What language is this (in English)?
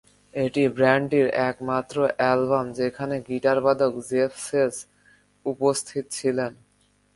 Bangla